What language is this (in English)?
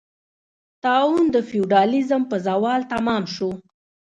Pashto